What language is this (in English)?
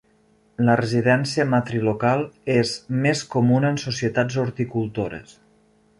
Catalan